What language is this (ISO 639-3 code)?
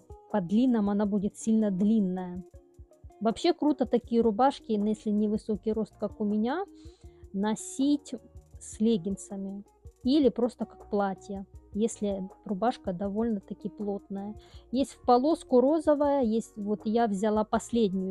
rus